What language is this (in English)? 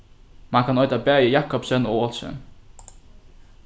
Faroese